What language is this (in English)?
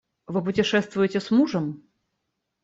Russian